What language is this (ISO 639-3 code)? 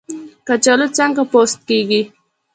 pus